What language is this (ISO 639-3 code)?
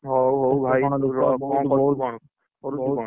ori